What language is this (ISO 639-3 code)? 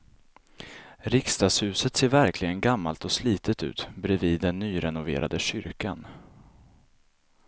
swe